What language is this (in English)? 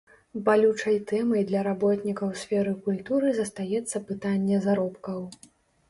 Belarusian